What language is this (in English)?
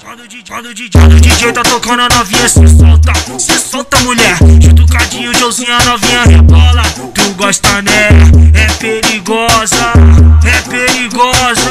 Romanian